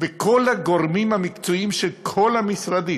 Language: Hebrew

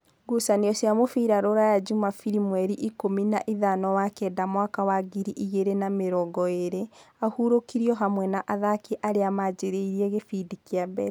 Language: Kikuyu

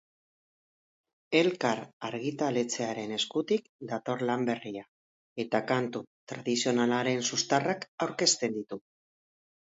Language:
Basque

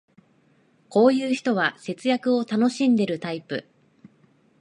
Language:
Japanese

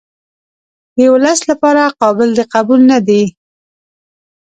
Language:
Pashto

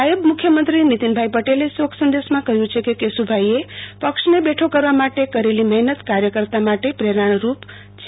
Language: Gujarati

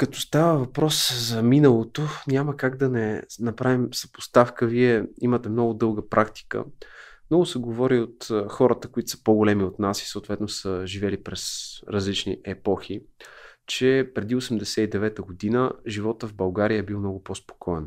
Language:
Bulgarian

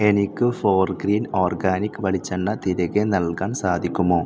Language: Malayalam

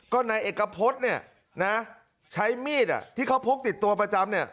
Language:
Thai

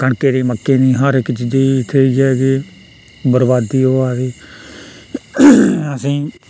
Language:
Dogri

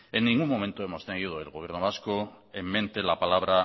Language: Spanish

